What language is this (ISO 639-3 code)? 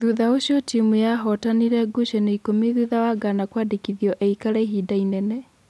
kik